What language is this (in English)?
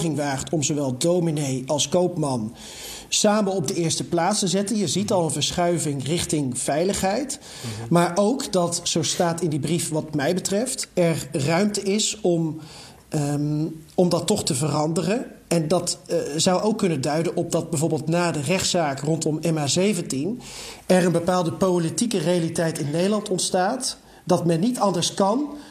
Dutch